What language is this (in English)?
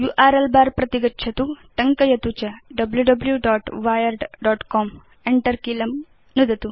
Sanskrit